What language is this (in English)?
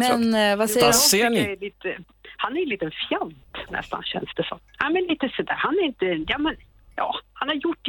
Swedish